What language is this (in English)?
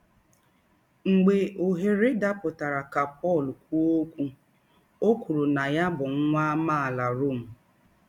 Igbo